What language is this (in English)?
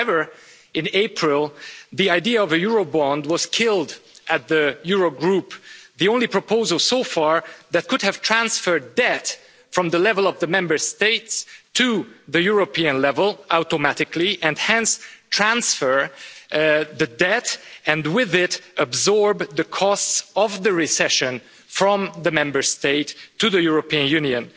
English